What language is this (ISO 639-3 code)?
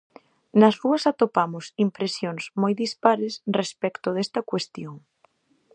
glg